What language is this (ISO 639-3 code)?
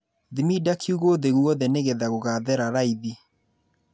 kik